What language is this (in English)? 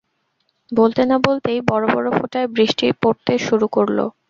Bangla